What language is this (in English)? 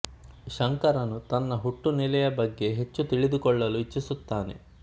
Kannada